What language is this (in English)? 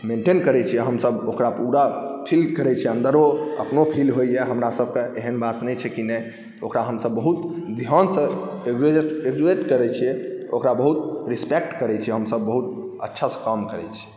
Maithili